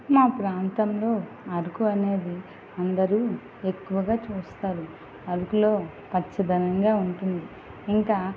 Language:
Telugu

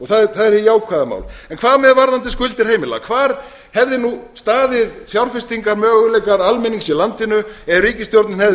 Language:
Icelandic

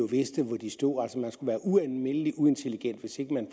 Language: Danish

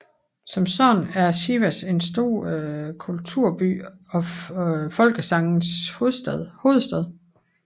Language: Danish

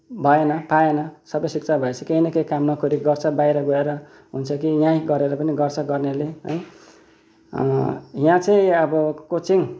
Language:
Nepali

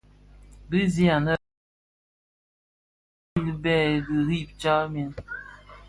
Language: Bafia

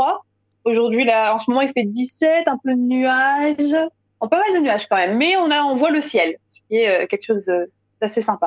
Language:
French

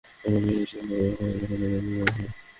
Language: Bangla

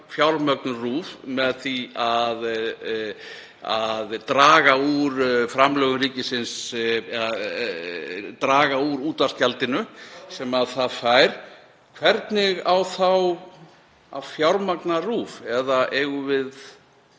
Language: Icelandic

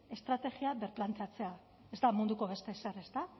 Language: Basque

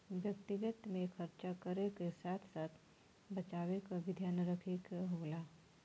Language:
Bhojpuri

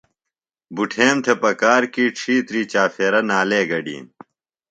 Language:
Phalura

